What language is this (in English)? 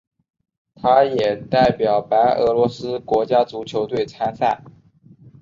Chinese